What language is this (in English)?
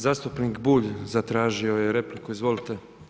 Croatian